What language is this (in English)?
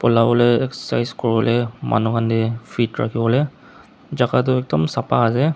Naga Pidgin